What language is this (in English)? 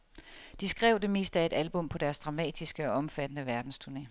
Danish